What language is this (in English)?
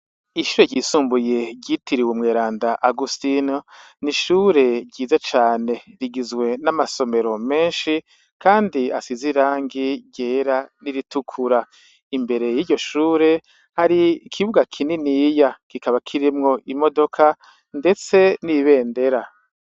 Rundi